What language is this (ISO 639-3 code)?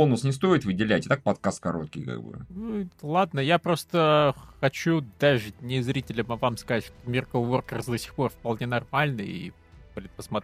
rus